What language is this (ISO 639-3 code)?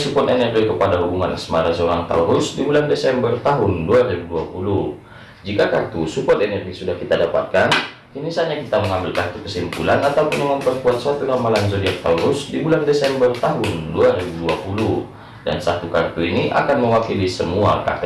ind